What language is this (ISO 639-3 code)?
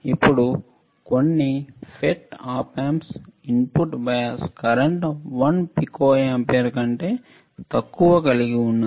tel